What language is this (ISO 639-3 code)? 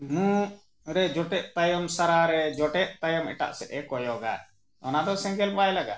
sat